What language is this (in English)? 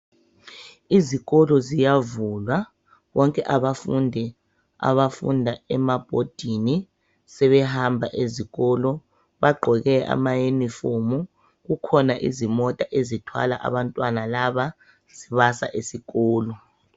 North Ndebele